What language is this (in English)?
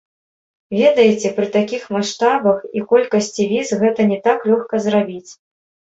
Belarusian